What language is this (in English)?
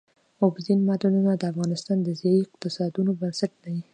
Pashto